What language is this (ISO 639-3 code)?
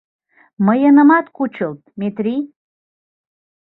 chm